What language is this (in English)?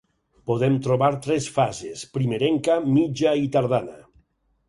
Catalan